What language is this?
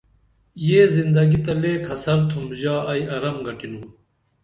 Dameli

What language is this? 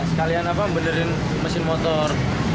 Indonesian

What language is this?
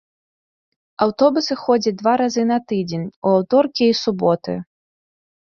Belarusian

